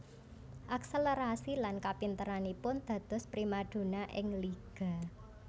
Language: Javanese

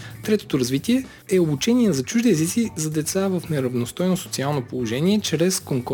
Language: Bulgarian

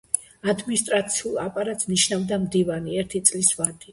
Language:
Georgian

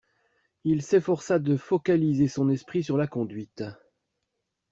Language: French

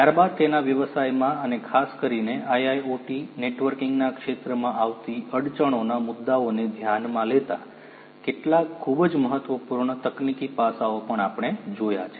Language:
Gujarati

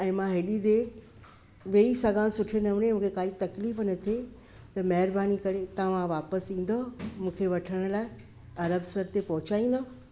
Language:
Sindhi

